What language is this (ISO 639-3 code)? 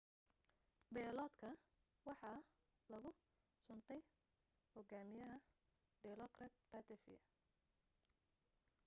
som